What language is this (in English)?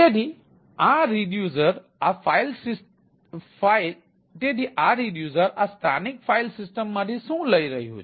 Gujarati